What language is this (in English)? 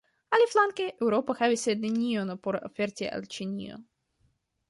Esperanto